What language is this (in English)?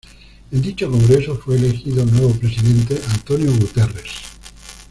Spanish